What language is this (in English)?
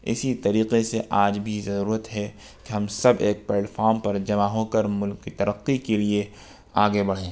Urdu